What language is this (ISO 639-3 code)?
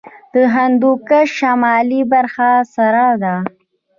pus